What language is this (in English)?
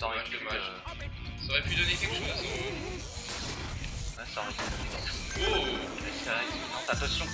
French